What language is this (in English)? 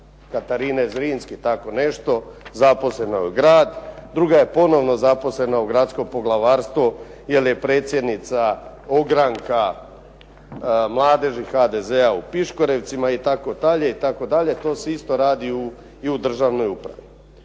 Croatian